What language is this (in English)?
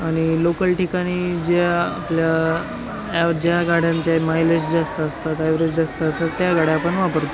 Marathi